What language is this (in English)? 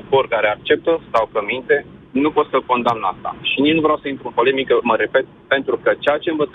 Romanian